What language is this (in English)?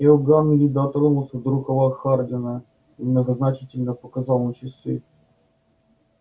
Russian